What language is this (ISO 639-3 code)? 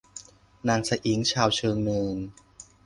tha